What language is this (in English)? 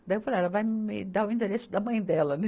Portuguese